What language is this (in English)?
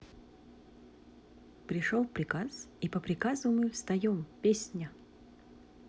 Russian